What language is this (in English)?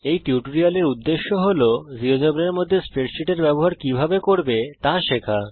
Bangla